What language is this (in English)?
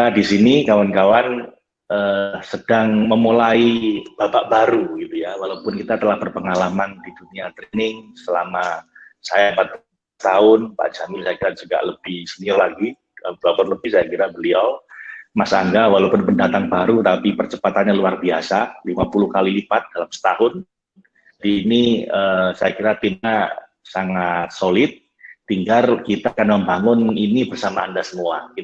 Indonesian